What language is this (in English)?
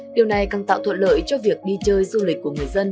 Vietnamese